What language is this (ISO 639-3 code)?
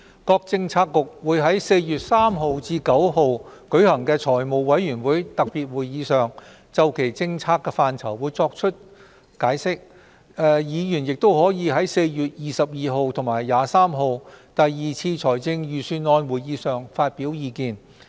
yue